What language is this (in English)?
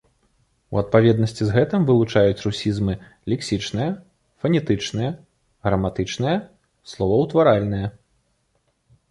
Belarusian